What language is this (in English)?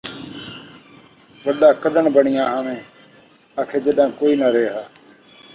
Saraiki